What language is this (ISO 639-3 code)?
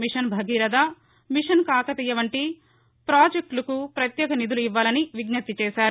tel